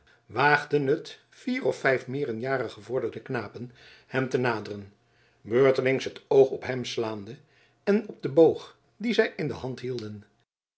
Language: Dutch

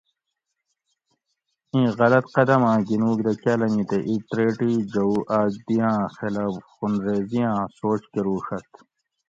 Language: Gawri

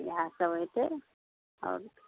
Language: Maithili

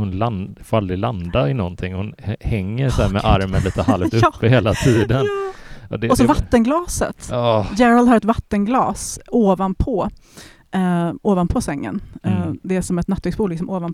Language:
Swedish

